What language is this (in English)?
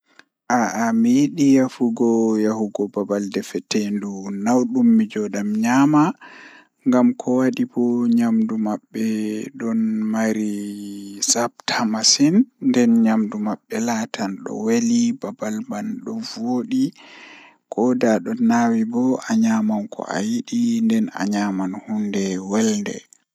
Fula